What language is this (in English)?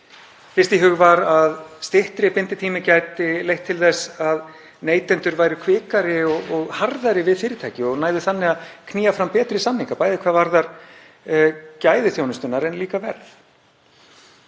Icelandic